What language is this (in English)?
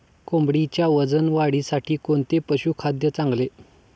Marathi